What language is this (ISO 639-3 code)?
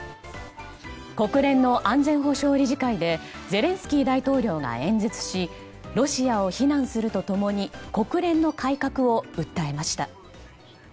jpn